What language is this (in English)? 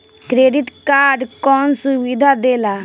Bhojpuri